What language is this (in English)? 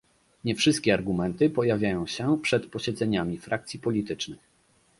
Polish